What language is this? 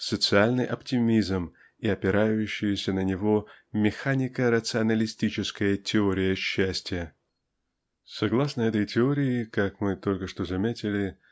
Russian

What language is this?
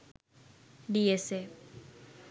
Sinhala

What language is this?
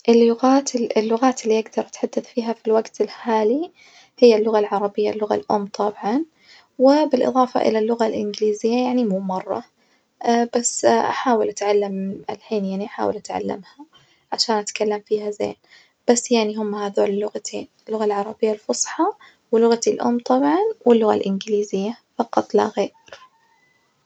Najdi Arabic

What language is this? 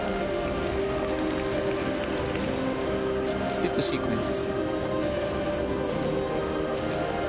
Japanese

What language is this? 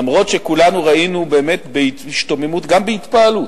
Hebrew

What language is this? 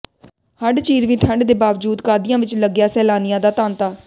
Punjabi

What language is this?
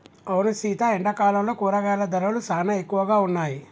Telugu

